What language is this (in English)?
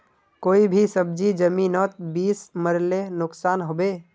Magahi